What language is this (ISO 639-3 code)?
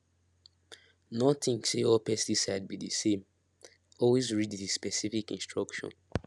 pcm